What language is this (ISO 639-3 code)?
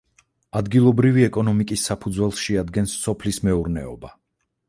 kat